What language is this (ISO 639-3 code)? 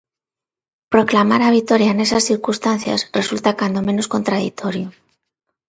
glg